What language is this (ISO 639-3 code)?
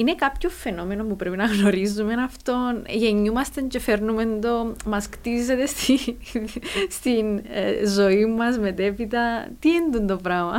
ell